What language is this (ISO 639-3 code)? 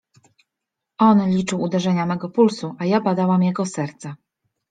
pol